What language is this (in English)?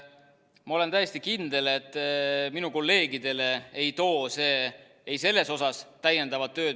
Estonian